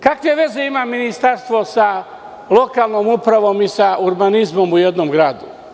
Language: Serbian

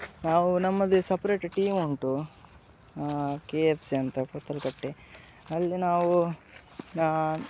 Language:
Kannada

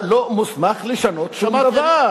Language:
Hebrew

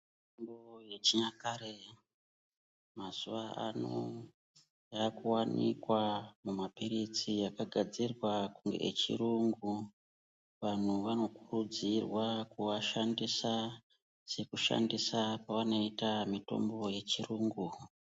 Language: Ndau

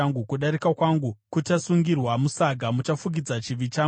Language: Shona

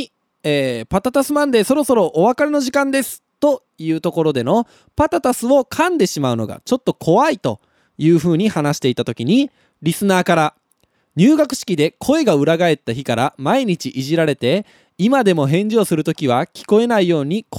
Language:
Japanese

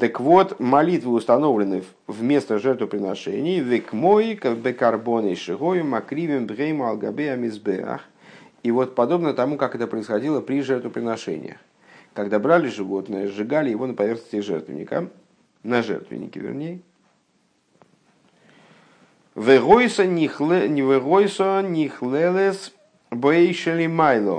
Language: Russian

